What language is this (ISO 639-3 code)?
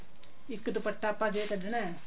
pan